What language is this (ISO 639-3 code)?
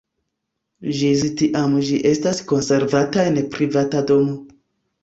epo